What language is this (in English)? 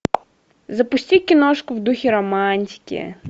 Russian